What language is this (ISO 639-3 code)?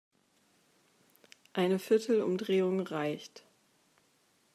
deu